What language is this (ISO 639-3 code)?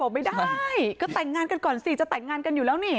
tha